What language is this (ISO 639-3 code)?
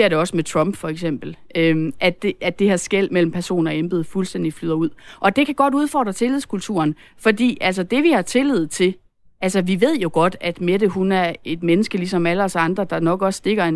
dan